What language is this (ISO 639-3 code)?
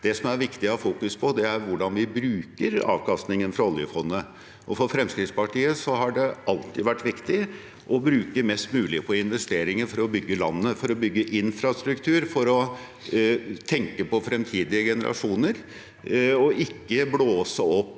nor